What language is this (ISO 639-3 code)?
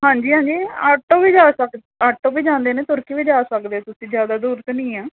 pan